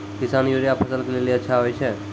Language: Maithili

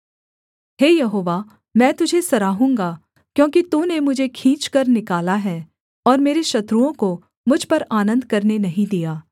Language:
Hindi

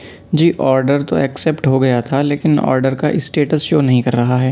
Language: Urdu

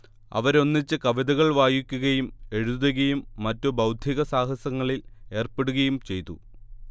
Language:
Malayalam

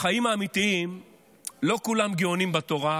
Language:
Hebrew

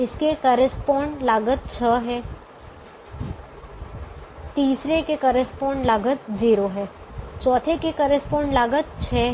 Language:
Hindi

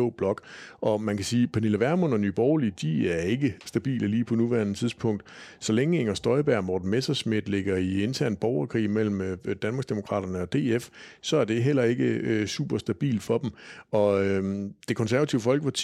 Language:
Danish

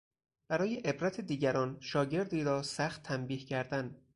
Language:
Persian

